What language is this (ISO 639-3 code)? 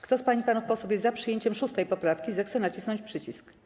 pol